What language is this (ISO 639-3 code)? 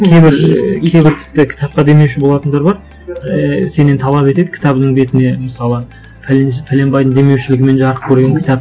kaz